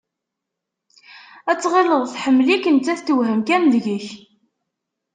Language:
Kabyle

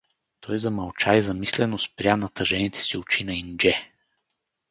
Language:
Bulgarian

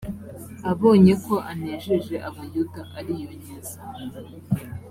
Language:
Kinyarwanda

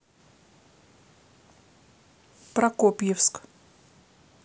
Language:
Russian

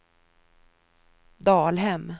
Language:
Swedish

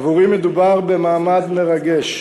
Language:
Hebrew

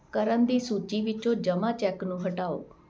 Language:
Punjabi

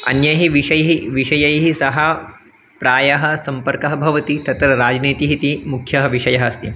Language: Sanskrit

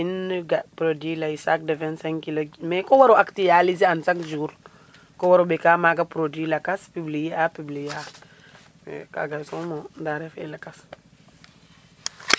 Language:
Serer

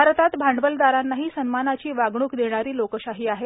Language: Marathi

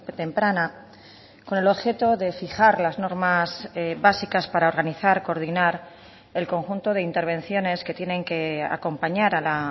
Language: Spanish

